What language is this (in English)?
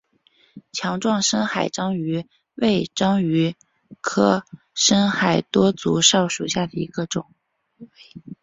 Chinese